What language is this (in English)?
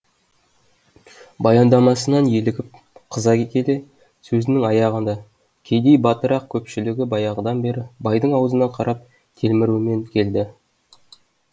Kazakh